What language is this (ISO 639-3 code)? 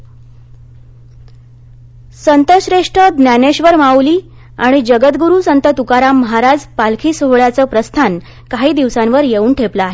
mar